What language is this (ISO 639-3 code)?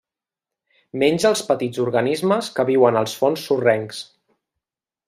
cat